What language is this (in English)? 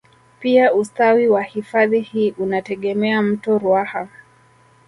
Swahili